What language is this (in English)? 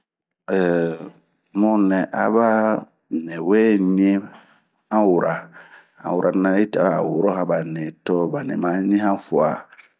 Bomu